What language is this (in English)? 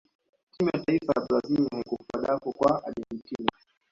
Swahili